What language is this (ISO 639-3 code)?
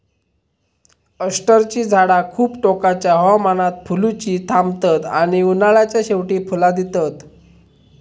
mar